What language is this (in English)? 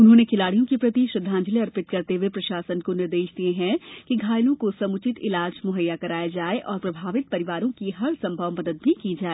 Hindi